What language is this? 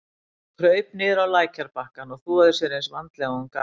Icelandic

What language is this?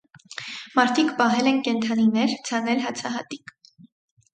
Armenian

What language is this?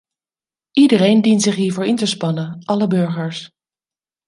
Dutch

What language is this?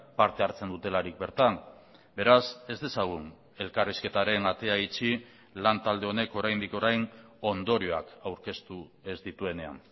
Basque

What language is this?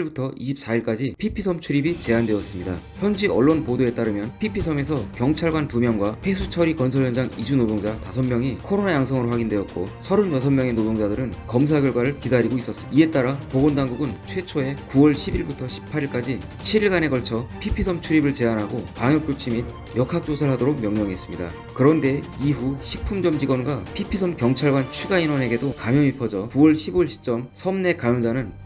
Korean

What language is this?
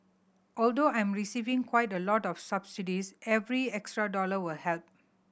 English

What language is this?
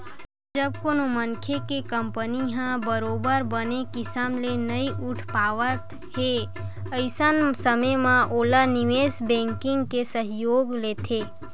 Chhattisgarhi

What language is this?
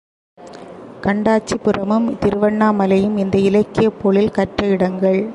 Tamil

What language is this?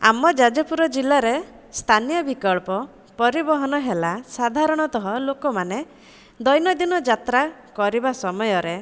Odia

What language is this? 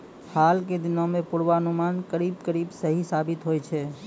Maithili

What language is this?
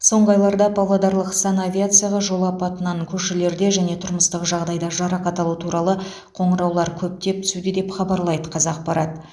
Kazakh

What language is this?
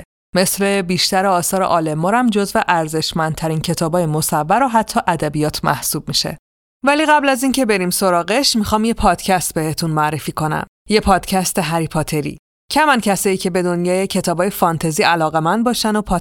Persian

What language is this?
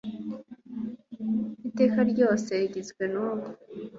Kinyarwanda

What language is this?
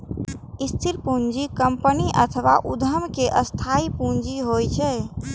Maithili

